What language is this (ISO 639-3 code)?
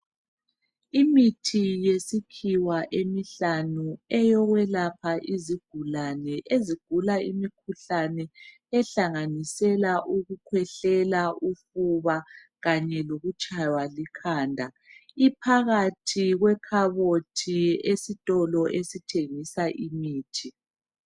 nde